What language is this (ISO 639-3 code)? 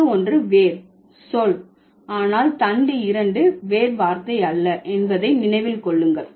tam